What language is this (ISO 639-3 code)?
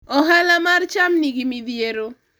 luo